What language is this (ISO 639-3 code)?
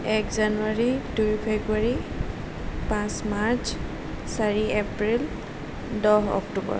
asm